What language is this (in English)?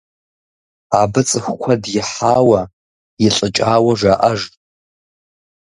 Kabardian